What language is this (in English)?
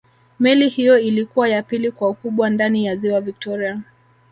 Swahili